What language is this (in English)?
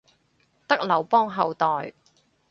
Cantonese